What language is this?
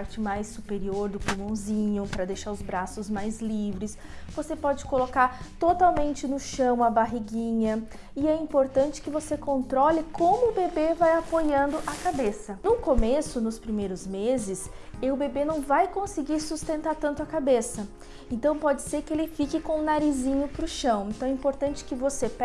Portuguese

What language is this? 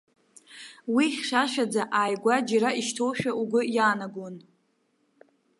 Abkhazian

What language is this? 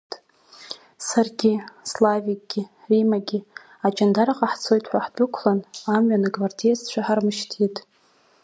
Abkhazian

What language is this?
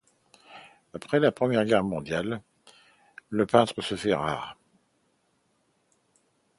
French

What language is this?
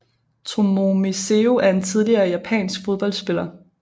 Danish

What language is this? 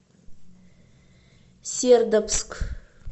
Russian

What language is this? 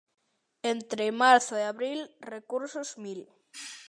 Galician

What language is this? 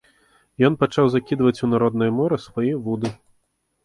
Belarusian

